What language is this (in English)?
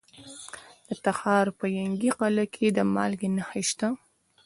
Pashto